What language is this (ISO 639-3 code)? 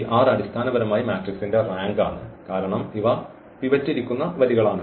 mal